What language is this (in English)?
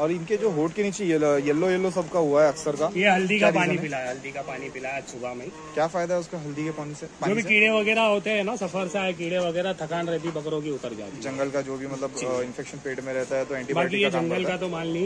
Hindi